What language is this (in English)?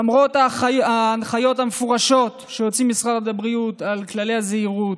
Hebrew